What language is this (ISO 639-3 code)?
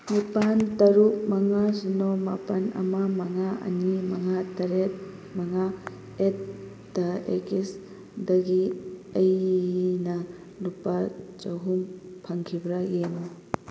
mni